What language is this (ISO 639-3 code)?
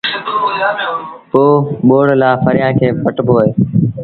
sbn